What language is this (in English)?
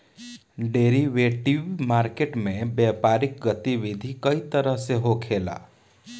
Bhojpuri